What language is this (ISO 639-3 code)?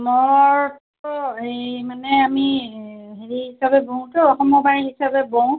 asm